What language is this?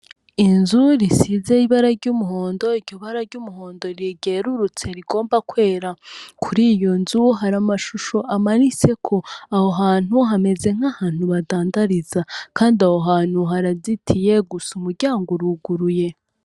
Rundi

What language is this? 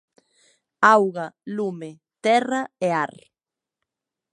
Galician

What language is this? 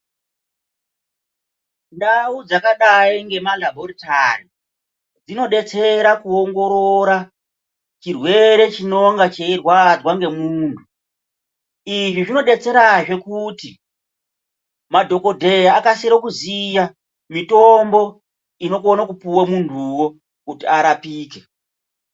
Ndau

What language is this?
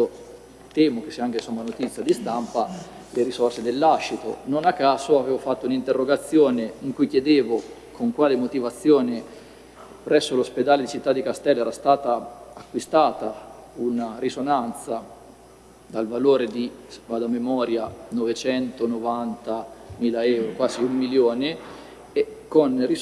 Italian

